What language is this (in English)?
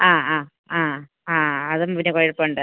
Malayalam